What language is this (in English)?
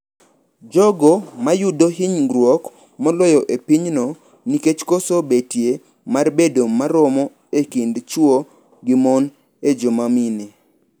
Luo (Kenya and Tanzania)